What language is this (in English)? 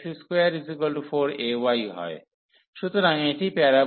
Bangla